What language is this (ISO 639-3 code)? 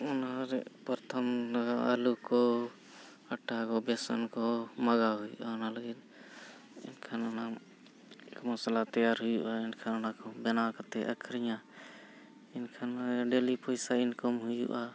sat